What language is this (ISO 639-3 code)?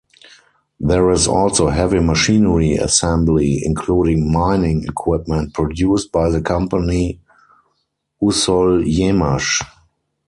eng